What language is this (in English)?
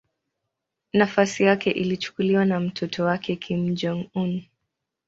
Swahili